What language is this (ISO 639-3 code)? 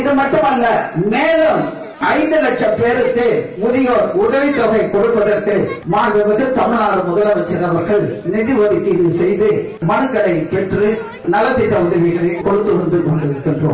tam